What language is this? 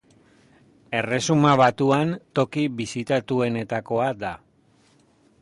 Basque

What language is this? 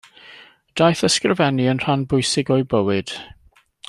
Welsh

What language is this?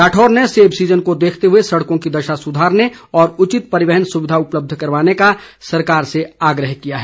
Hindi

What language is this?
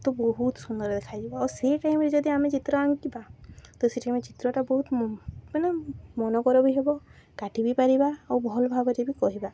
Odia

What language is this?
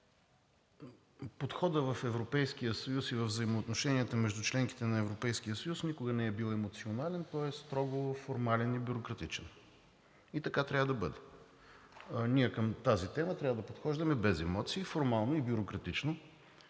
Bulgarian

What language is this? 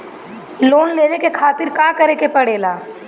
Bhojpuri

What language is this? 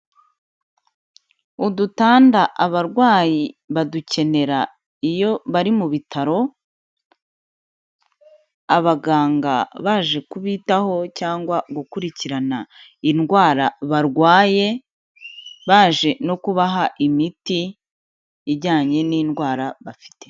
Kinyarwanda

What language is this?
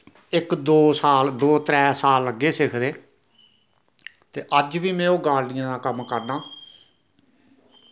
Dogri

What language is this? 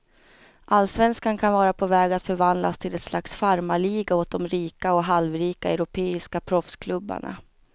Swedish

